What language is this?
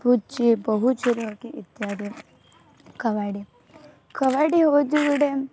Odia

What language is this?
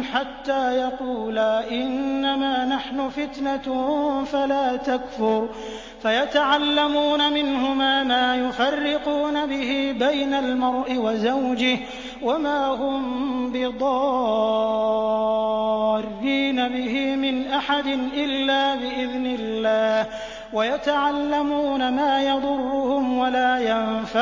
Arabic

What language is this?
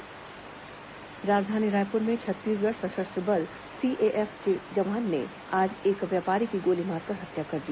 Hindi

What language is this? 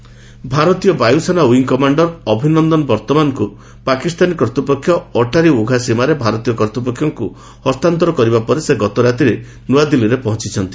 Odia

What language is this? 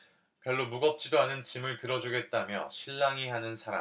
Korean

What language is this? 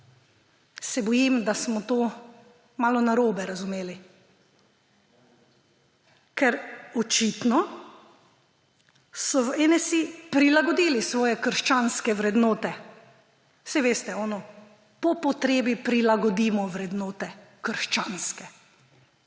Slovenian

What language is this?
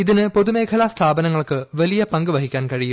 Malayalam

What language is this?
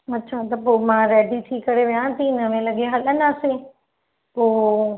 Sindhi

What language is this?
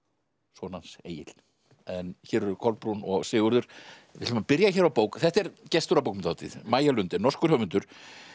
Icelandic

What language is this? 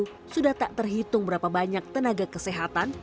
Indonesian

